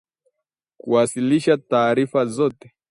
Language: Swahili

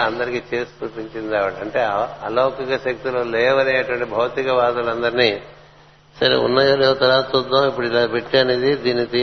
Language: Telugu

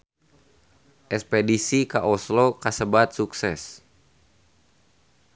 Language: Sundanese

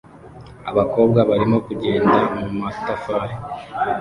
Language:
Kinyarwanda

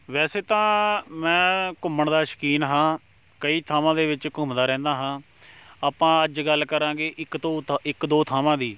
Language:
Punjabi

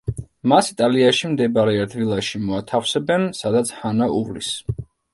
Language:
Georgian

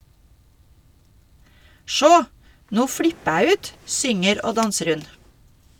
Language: Norwegian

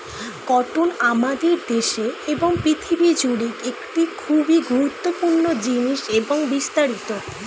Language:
Bangla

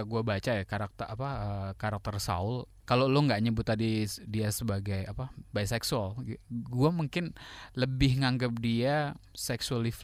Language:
Indonesian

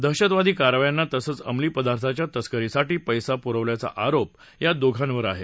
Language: Marathi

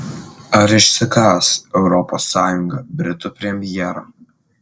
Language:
Lithuanian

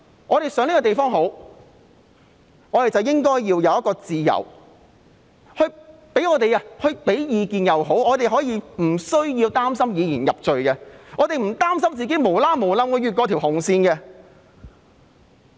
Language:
Cantonese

